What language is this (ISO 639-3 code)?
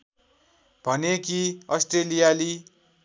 nep